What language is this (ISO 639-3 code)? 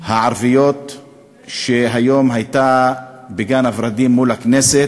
heb